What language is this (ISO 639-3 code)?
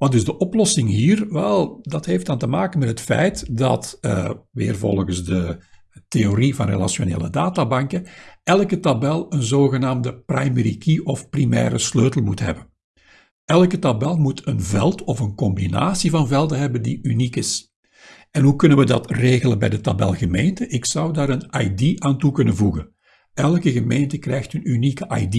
nld